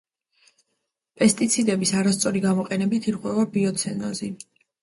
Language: Georgian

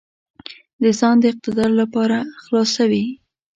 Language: Pashto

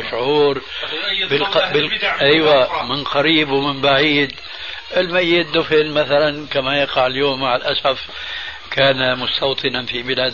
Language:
Arabic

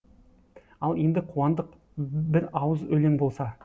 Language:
Kazakh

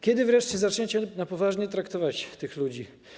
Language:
Polish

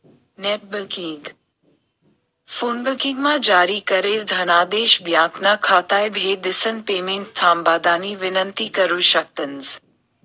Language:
Marathi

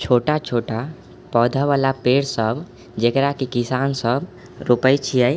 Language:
Maithili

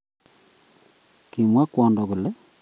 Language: Kalenjin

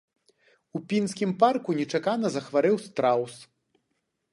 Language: Belarusian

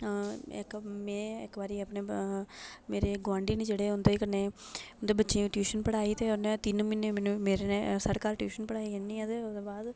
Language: Dogri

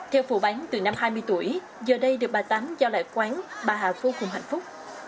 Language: Vietnamese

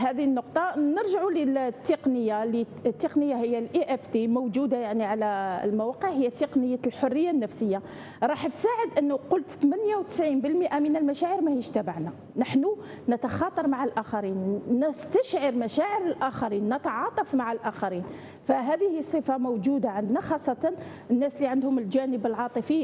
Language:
Arabic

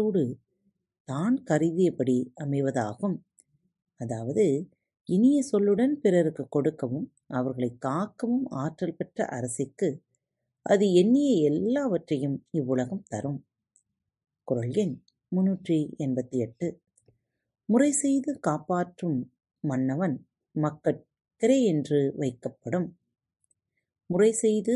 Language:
Tamil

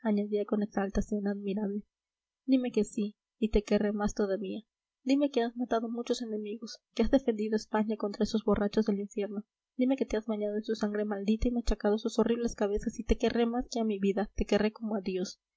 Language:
Spanish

